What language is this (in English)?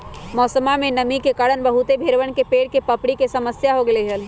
Magahi